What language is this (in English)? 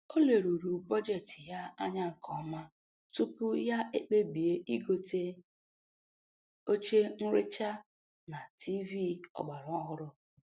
Igbo